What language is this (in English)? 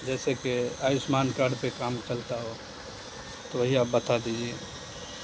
Urdu